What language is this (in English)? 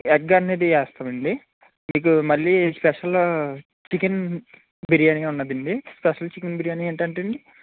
Telugu